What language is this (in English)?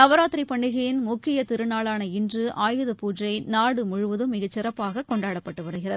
Tamil